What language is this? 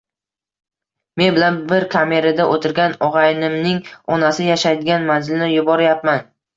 Uzbek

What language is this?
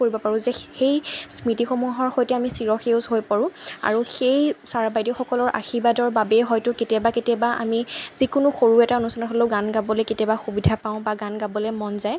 Assamese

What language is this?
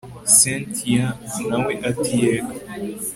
Kinyarwanda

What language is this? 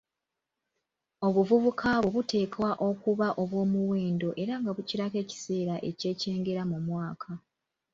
Ganda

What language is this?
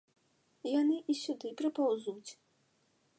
Belarusian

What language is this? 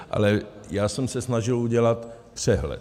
Czech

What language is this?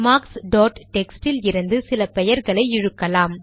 Tamil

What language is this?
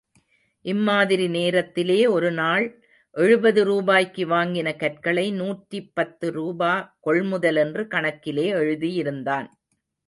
Tamil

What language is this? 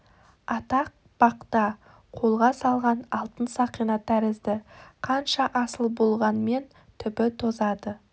Kazakh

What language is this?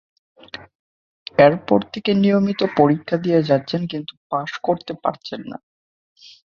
Bangla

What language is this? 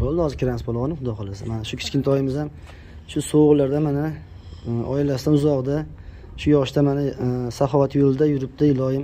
Turkish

